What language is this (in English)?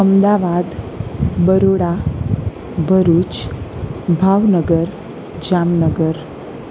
Gujarati